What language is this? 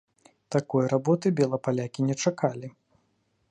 Belarusian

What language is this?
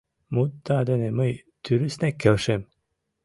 Mari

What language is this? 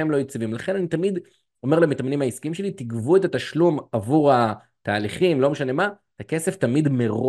Hebrew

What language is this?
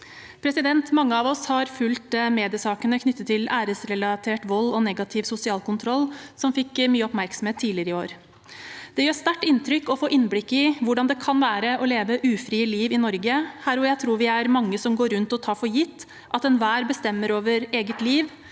Norwegian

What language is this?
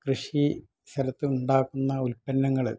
Malayalam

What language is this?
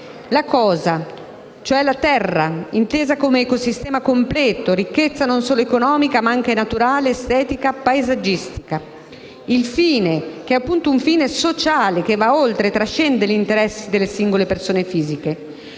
Italian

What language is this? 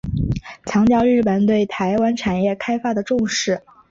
Chinese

